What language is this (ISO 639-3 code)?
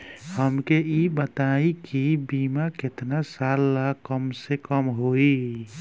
bho